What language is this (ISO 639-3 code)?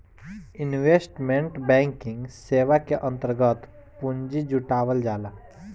bho